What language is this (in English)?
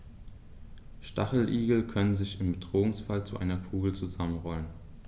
German